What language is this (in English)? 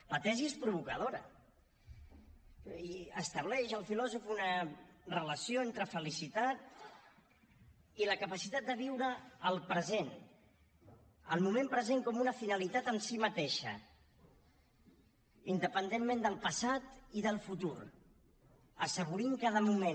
Catalan